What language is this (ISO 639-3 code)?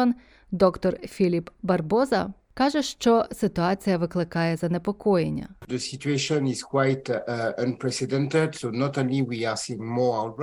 ukr